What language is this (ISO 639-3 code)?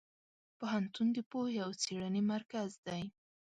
pus